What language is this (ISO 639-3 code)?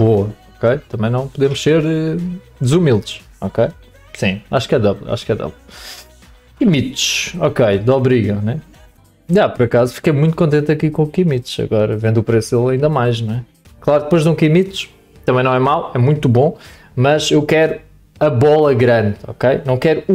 por